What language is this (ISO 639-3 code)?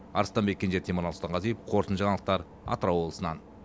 kaz